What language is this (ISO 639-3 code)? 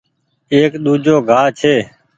gig